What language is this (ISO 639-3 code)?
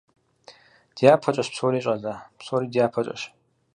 kbd